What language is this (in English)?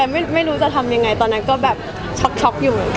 Thai